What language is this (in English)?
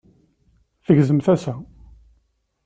Kabyle